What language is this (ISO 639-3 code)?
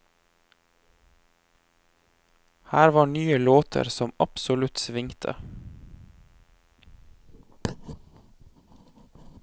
nor